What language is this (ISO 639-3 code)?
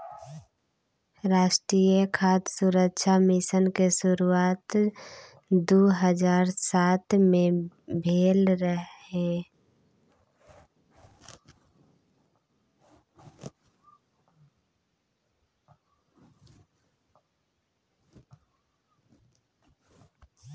mai